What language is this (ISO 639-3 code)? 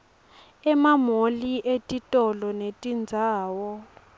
ssw